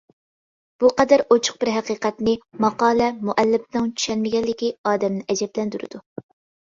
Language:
Uyghur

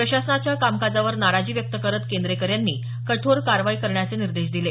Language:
Marathi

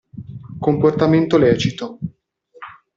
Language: Italian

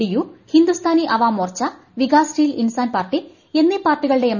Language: Malayalam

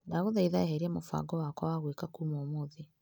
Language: Kikuyu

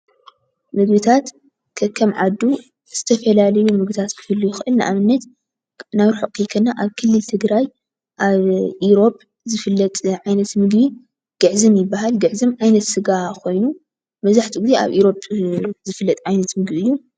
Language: Tigrinya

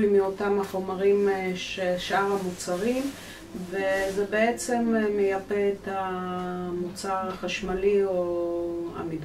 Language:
Hebrew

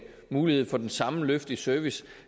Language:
Danish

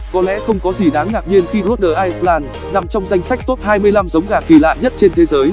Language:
Vietnamese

